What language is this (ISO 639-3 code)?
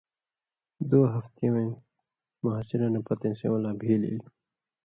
mvy